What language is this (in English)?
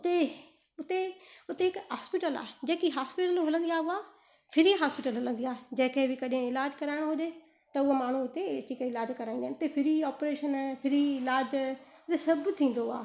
Sindhi